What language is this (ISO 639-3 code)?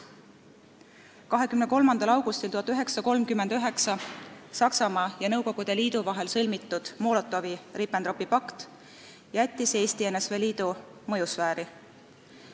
est